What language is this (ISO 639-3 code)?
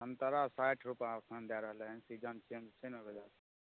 mai